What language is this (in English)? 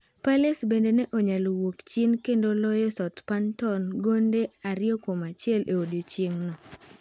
Luo (Kenya and Tanzania)